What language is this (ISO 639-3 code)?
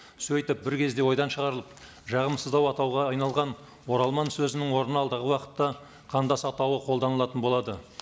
kaz